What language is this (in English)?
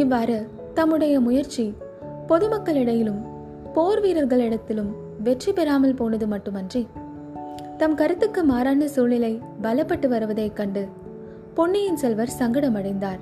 Tamil